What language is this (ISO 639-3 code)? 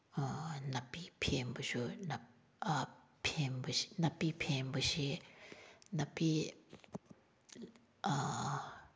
mni